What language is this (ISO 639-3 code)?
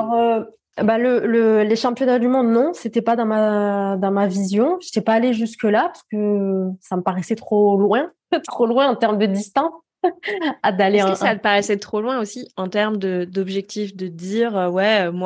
fra